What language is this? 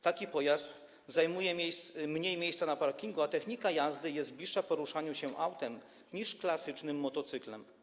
Polish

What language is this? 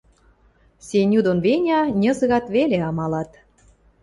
Western Mari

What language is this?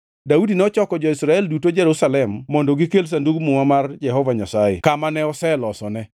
Luo (Kenya and Tanzania)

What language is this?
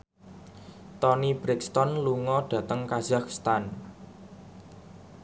Javanese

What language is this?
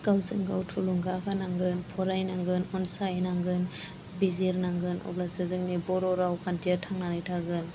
Bodo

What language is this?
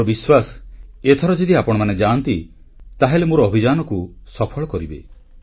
Odia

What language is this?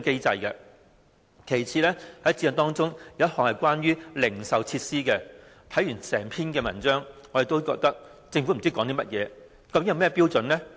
Cantonese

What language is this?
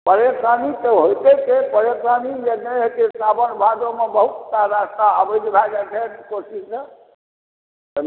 Maithili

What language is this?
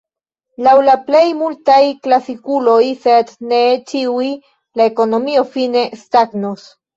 Esperanto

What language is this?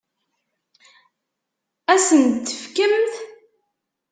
Kabyle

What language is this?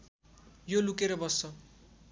Nepali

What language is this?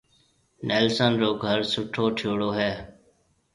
Marwari (Pakistan)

